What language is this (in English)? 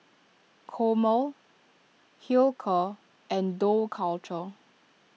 English